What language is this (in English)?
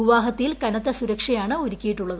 Malayalam